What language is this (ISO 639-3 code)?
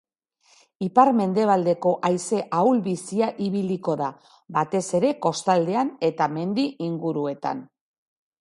eus